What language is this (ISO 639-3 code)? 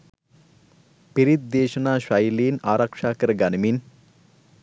sin